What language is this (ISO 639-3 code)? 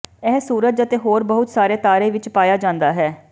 pan